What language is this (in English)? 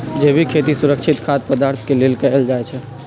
Magahi